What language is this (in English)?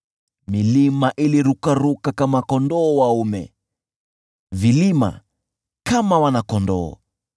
Swahili